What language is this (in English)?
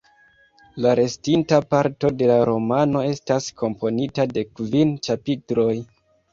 Esperanto